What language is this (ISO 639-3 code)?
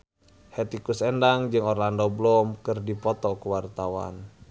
sun